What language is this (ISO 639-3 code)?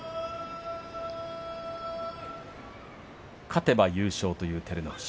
jpn